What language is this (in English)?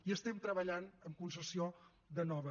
Catalan